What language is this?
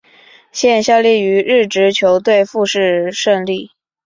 Chinese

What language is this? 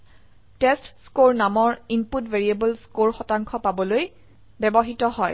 Assamese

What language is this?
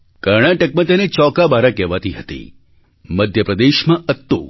Gujarati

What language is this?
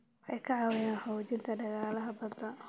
Somali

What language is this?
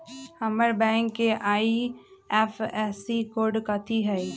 Magahi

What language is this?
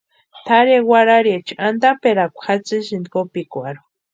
Western Highland Purepecha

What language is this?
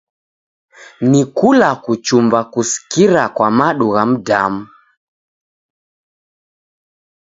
Taita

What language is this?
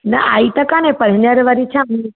Sindhi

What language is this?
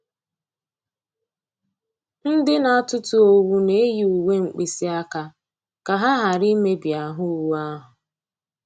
Igbo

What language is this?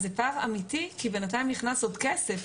Hebrew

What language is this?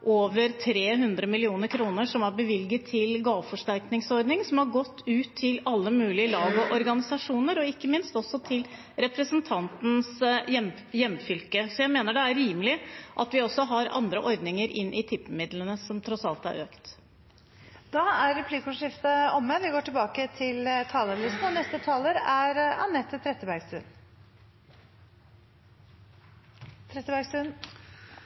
Norwegian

